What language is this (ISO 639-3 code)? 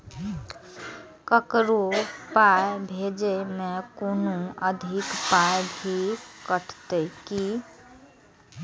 mai